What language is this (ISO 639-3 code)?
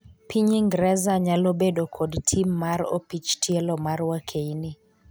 luo